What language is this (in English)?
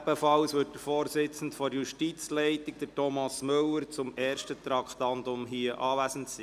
Swiss German